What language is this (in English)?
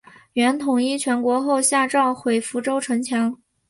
Chinese